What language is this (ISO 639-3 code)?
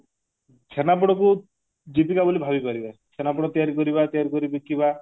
ori